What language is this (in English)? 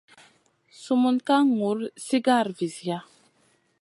Masana